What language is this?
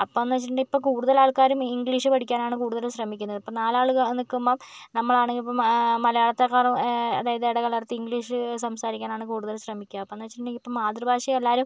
Malayalam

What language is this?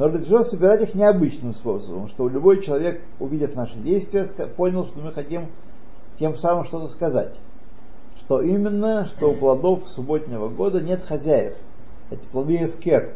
Russian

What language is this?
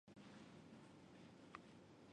Chinese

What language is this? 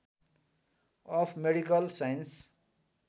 Nepali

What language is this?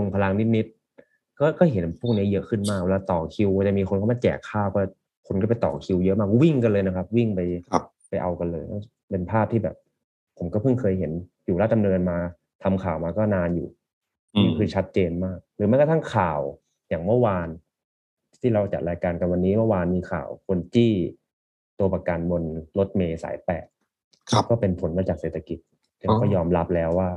Thai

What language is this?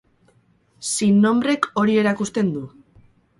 Basque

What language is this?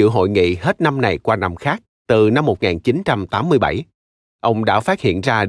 Vietnamese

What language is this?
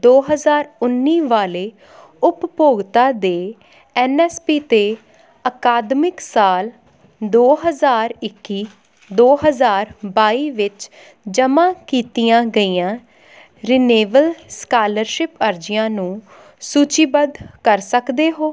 Punjabi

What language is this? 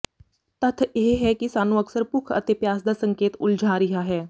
Punjabi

